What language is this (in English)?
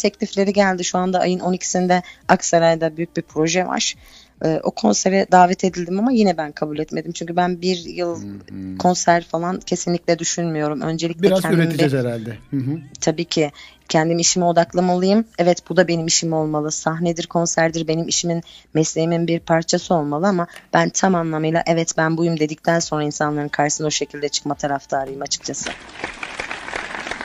Turkish